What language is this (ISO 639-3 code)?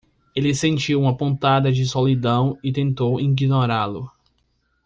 por